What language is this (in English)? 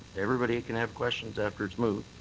English